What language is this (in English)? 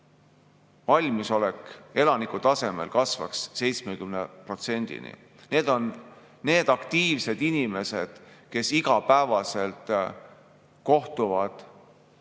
Estonian